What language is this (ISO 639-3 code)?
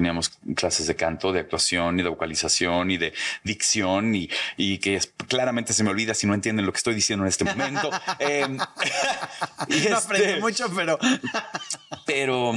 spa